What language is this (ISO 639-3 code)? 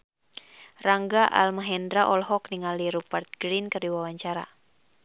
sun